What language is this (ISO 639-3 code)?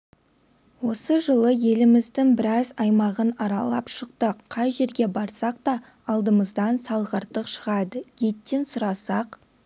kaz